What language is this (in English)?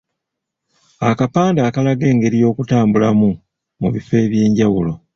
Ganda